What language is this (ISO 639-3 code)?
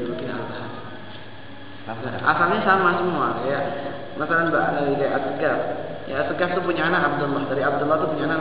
ind